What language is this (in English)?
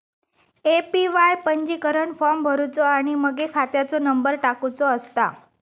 Marathi